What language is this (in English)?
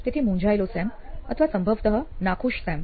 Gujarati